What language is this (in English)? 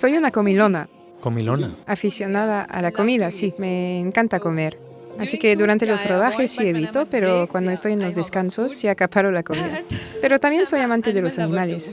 Spanish